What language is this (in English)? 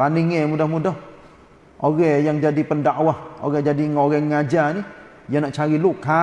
Malay